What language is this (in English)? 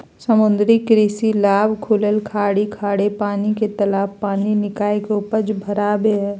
Magahi